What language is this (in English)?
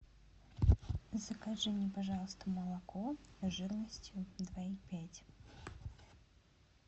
Russian